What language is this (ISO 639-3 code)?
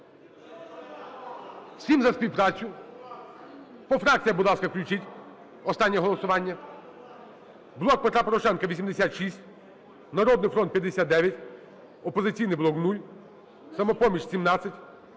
ukr